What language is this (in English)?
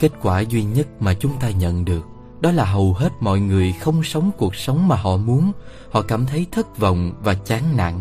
Vietnamese